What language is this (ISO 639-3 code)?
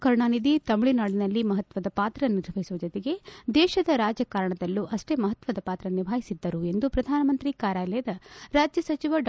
kan